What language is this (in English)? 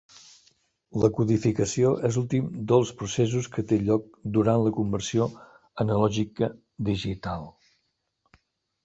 Catalan